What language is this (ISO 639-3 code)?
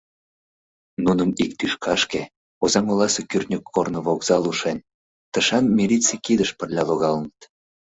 chm